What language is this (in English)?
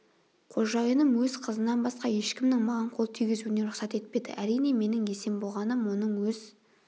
Kazakh